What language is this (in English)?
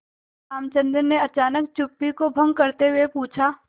Hindi